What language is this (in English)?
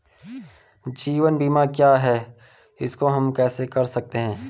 Hindi